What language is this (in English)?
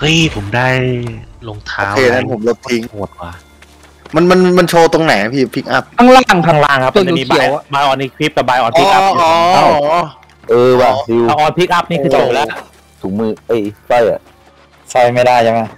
Thai